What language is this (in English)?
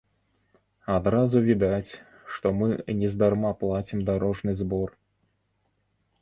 Belarusian